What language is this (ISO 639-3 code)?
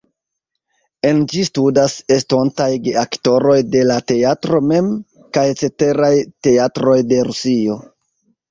epo